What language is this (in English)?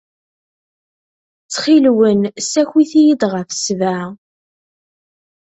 Kabyle